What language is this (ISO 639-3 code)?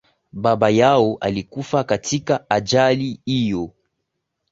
swa